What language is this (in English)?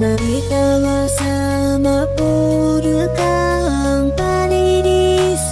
Indonesian